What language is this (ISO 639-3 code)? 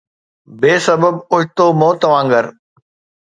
snd